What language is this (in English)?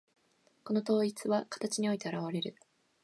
Japanese